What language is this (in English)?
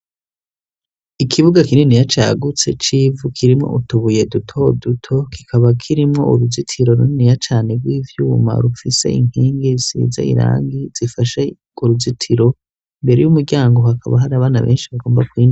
Rundi